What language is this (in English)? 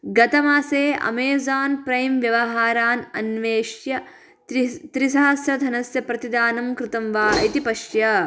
Sanskrit